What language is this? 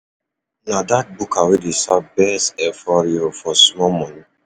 Nigerian Pidgin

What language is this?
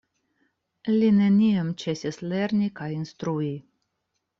Esperanto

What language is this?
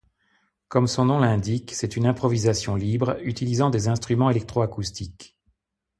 French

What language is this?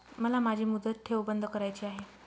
Marathi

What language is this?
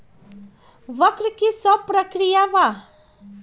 Magahi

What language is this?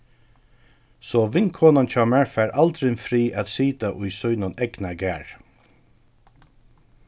Faroese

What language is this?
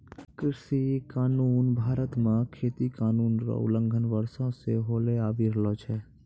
Maithili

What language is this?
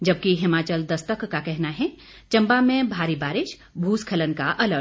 Hindi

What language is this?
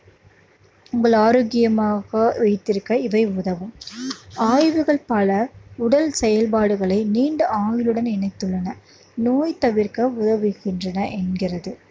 Tamil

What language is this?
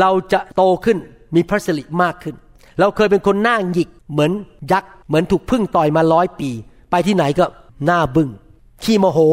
Thai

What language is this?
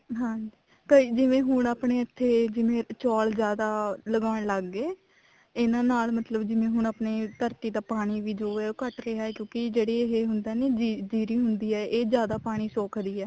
Punjabi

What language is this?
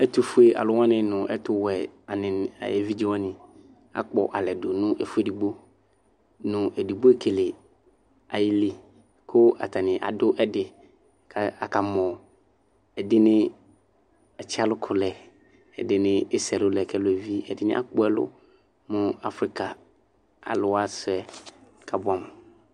Ikposo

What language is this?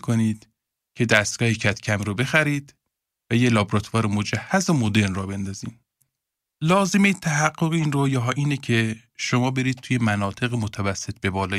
Persian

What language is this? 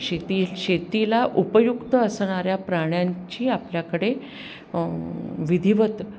Marathi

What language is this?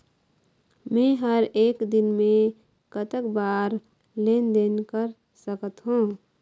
Chhattisgarhi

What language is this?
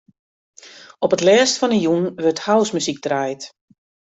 Western Frisian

